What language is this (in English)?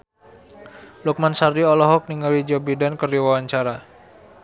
Sundanese